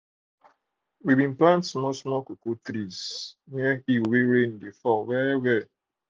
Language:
Nigerian Pidgin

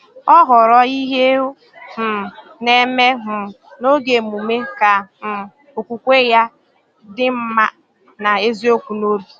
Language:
Igbo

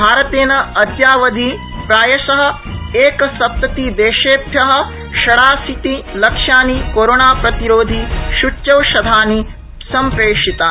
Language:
Sanskrit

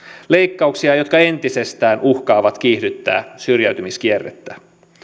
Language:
Finnish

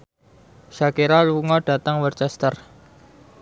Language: Javanese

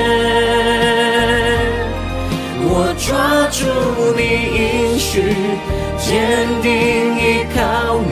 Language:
Chinese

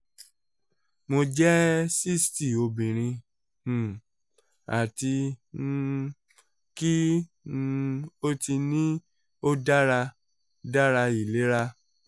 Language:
Yoruba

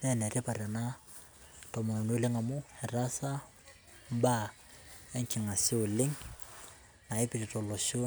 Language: Masai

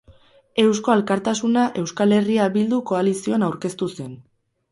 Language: Basque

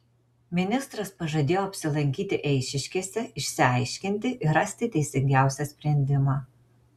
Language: Lithuanian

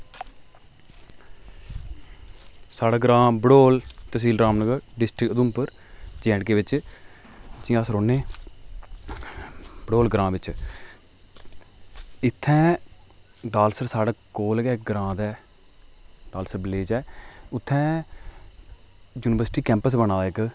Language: Dogri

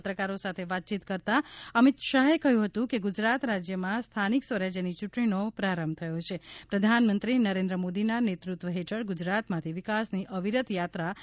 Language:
Gujarati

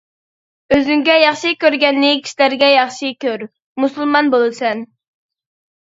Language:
Uyghur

